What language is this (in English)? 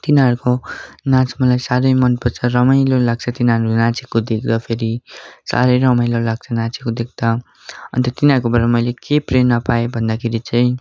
Nepali